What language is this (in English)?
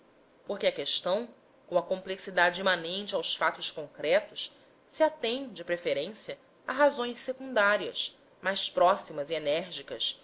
Portuguese